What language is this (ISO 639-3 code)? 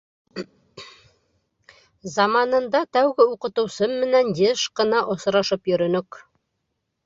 bak